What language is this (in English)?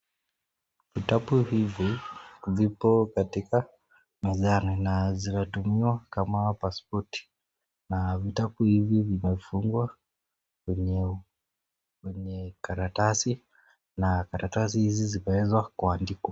Swahili